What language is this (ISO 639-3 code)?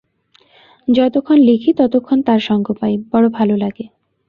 ben